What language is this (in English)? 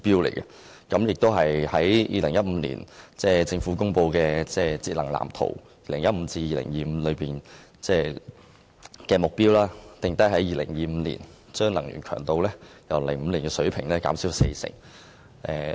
Cantonese